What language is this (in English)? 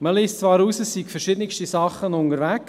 Swiss German